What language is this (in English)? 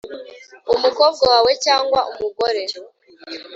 Kinyarwanda